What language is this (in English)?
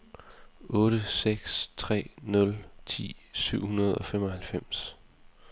Danish